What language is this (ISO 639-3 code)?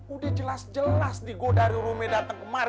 ind